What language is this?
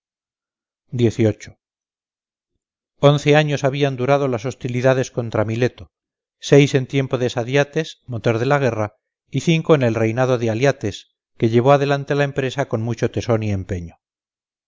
Spanish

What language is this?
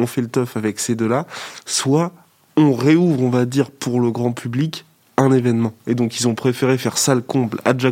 French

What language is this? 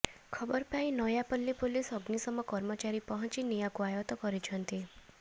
Odia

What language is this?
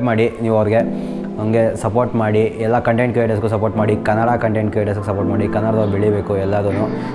Kannada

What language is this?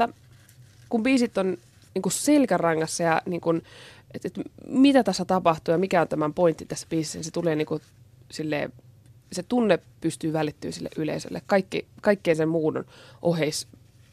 Finnish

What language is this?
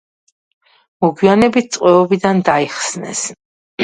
Georgian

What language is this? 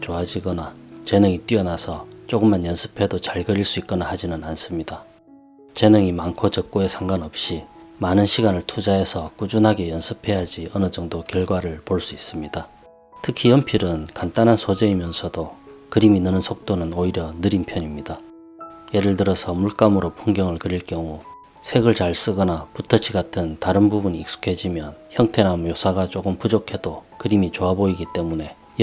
Korean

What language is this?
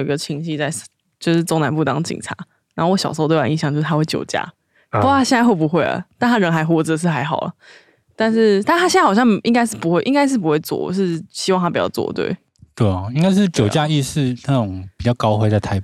Chinese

